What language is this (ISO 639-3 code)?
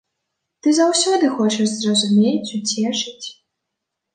bel